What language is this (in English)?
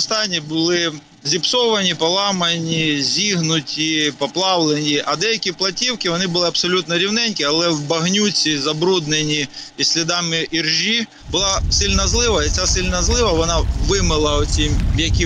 Ukrainian